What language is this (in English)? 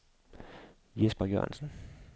Danish